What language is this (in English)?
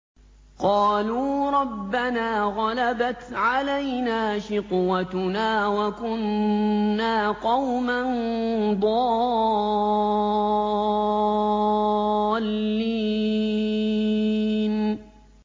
Arabic